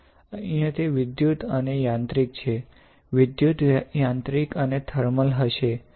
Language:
Gujarati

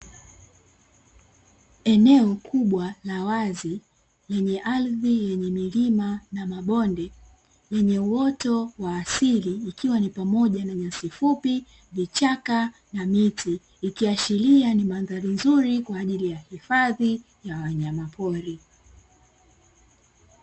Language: Swahili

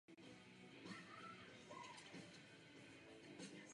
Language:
Czech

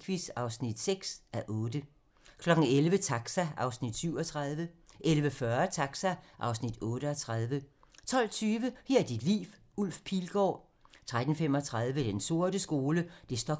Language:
Danish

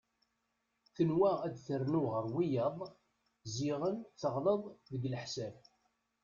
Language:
Kabyle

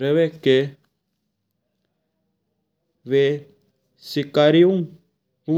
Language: Mewari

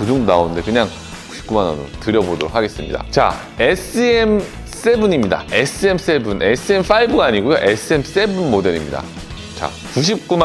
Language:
Korean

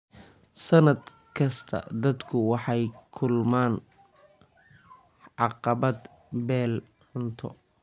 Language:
Somali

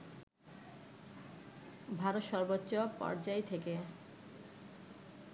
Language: Bangla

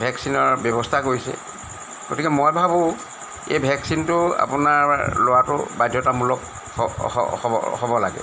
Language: Assamese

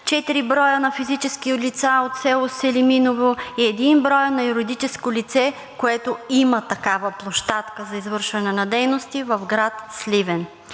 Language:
Bulgarian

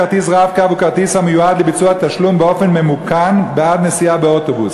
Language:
Hebrew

